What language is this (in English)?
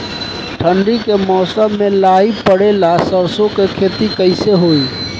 Bhojpuri